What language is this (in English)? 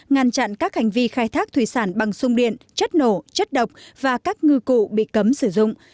Vietnamese